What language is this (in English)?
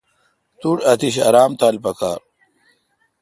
Kalkoti